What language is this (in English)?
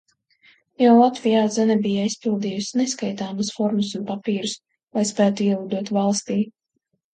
Latvian